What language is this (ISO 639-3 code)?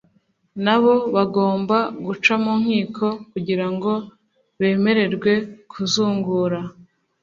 kin